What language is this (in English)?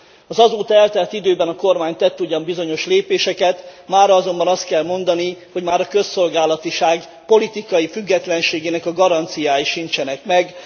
Hungarian